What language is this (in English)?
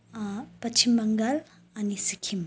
Nepali